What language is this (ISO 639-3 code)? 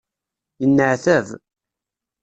kab